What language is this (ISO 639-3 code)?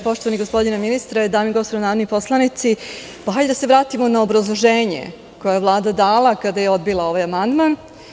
srp